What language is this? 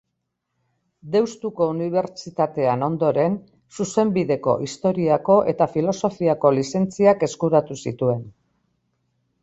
Basque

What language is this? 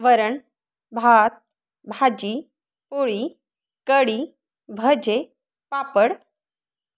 Marathi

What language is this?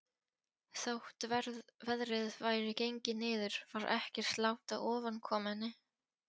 Icelandic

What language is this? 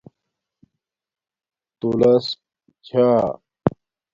Domaaki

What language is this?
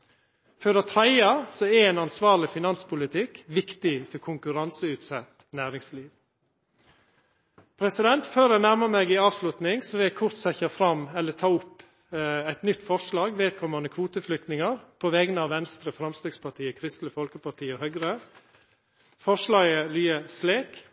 Norwegian Nynorsk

